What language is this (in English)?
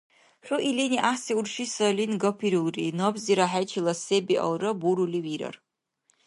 Dargwa